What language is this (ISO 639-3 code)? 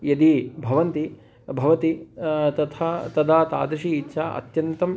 san